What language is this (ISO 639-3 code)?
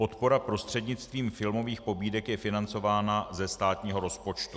ces